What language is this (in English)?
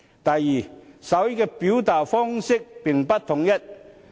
Cantonese